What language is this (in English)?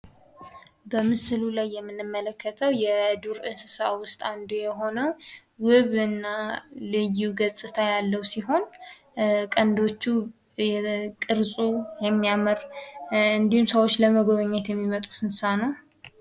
Amharic